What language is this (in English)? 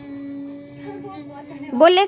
Chhattisgarhi